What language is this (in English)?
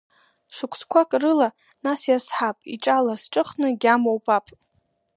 Abkhazian